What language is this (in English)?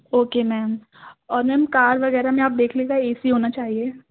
Urdu